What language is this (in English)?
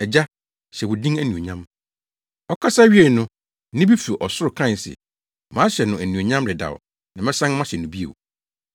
Akan